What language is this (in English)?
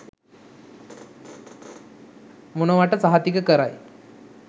Sinhala